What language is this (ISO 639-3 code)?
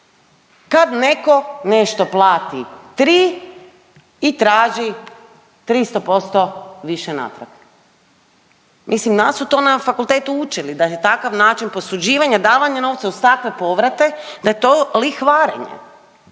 hrv